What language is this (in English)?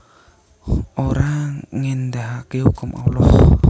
Javanese